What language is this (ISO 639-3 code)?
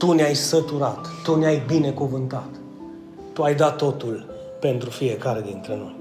ron